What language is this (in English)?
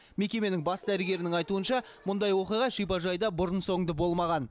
Kazakh